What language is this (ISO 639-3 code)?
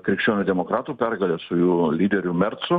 lit